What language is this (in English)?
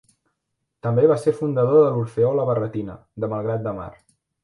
Catalan